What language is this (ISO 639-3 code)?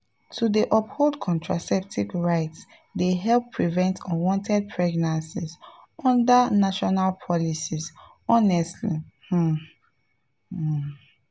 pcm